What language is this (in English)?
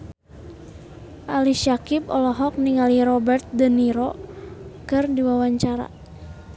Sundanese